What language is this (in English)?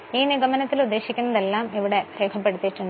Malayalam